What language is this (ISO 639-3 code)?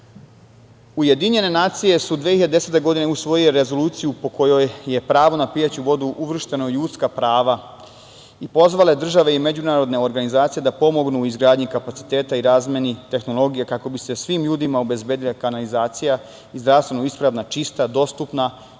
srp